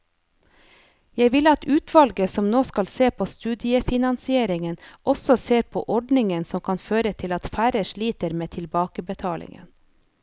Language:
Norwegian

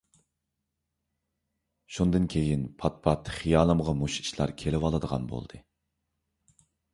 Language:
Uyghur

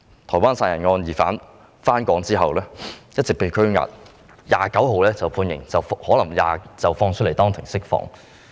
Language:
Cantonese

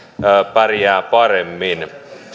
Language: Finnish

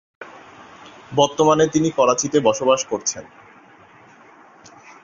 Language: Bangla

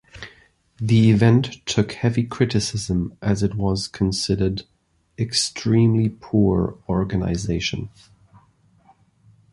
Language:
English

